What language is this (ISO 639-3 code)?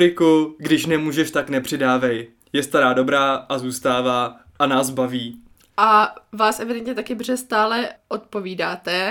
ces